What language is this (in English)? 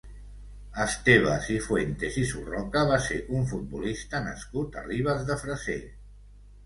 Catalan